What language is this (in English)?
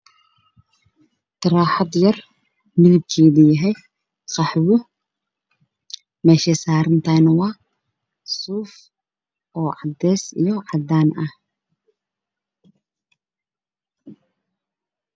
Somali